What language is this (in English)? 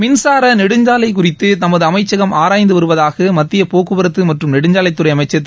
Tamil